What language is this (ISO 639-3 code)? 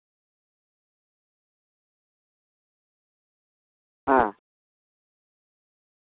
sat